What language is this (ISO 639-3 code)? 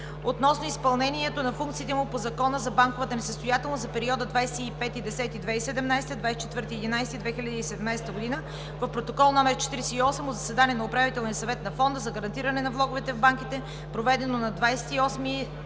bul